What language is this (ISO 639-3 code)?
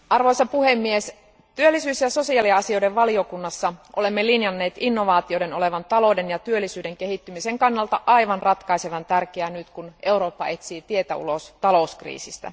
fin